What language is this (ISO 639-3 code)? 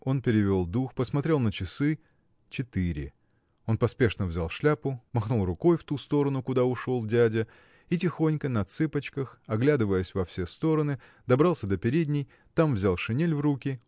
rus